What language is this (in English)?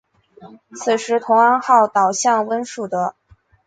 Chinese